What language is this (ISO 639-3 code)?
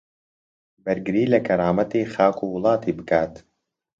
ckb